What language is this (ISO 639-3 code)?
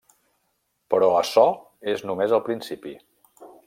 cat